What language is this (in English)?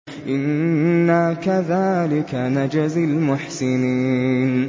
Arabic